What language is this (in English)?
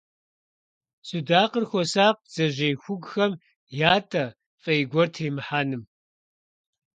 Kabardian